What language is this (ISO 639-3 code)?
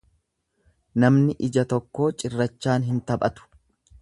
orm